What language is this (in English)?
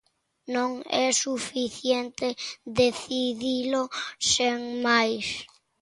Galician